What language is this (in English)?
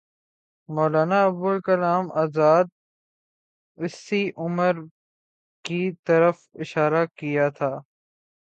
Urdu